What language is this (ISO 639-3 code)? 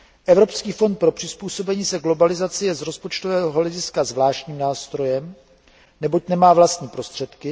ces